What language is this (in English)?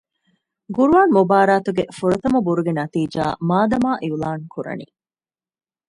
Divehi